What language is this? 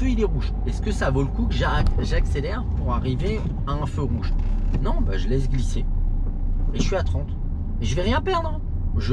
French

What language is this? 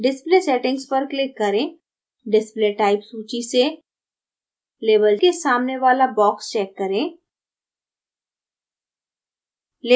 Hindi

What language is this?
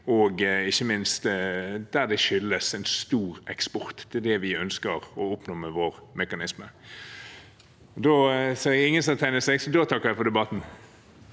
Norwegian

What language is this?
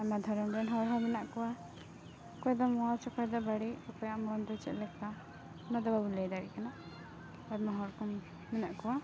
Santali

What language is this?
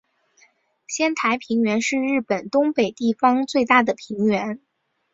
Chinese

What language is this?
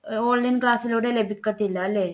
Malayalam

